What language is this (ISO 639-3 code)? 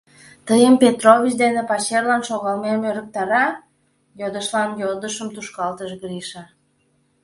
chm